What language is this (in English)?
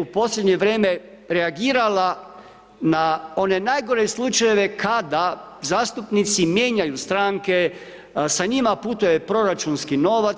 Croatian